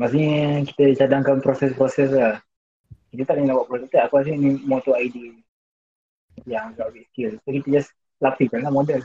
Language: Malay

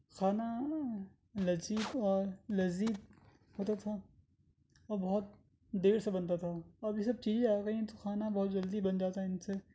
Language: Urdu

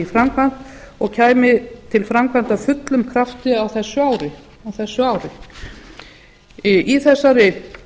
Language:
Icelandic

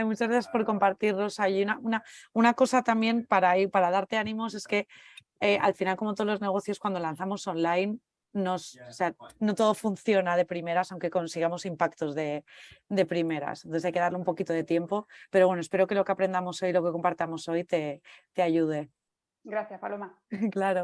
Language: Spanish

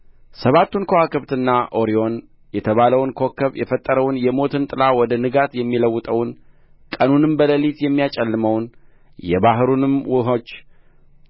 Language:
Amharic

